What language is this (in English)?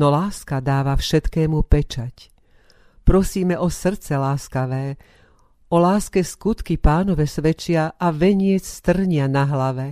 Slovak